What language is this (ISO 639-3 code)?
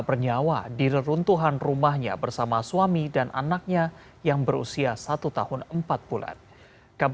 ind